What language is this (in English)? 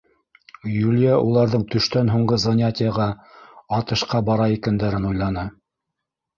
Bashkir